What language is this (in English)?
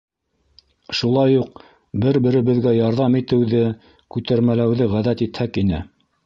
Bashkir